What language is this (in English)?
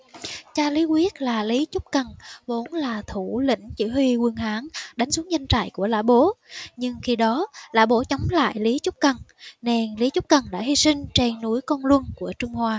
Vietnamese